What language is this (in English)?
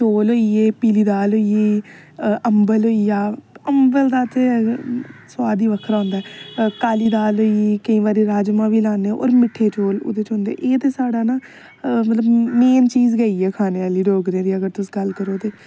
Dogri